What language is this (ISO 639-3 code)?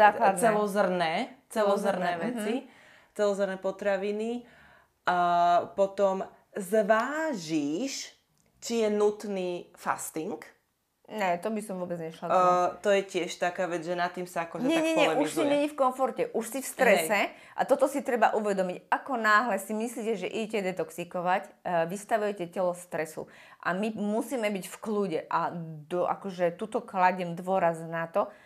slk